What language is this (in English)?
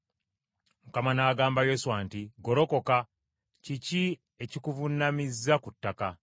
Ganda